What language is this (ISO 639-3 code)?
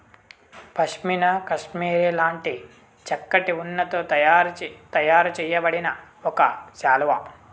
tel